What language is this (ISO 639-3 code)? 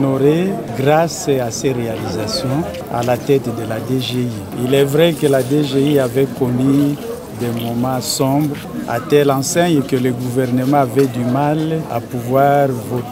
fra